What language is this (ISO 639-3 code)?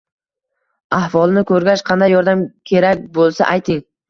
uzb